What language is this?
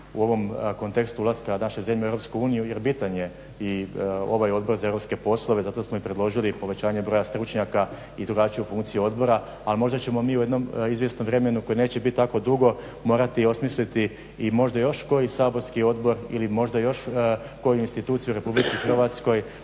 Croatian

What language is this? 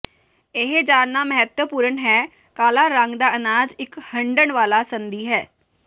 Punjabi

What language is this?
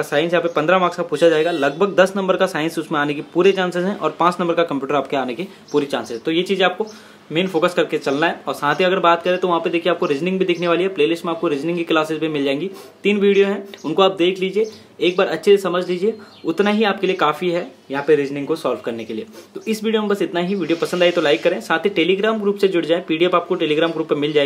Hindi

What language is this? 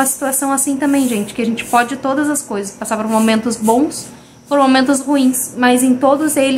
Portuguese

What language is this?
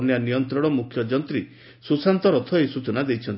Odia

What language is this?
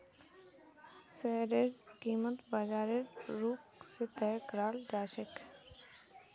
Magahi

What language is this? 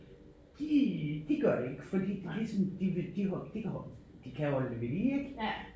Danish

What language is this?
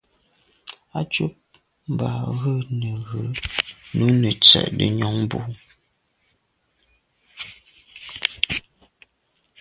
Medumba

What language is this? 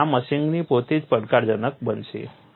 Gujarati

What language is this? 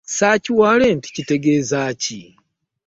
Ganda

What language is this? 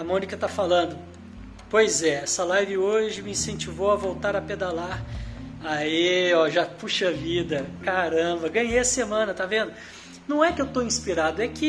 Portuguese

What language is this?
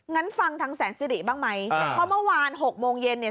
Thai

